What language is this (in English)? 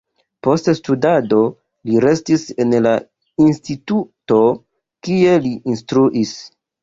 Esperanto